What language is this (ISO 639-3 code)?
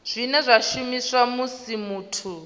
ven